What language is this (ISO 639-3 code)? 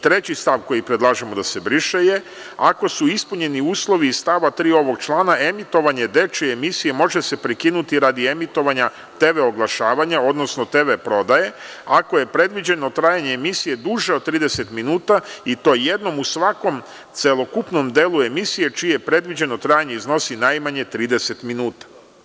srp